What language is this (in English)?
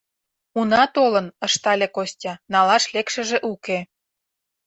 Mari